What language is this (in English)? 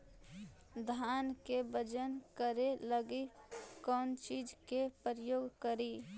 Magahi